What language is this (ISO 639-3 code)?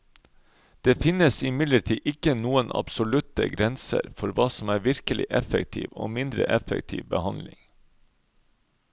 nor